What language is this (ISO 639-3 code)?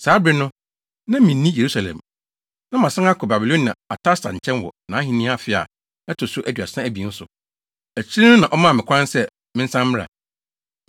aka